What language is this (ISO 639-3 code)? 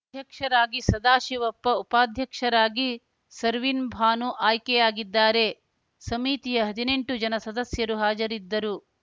kan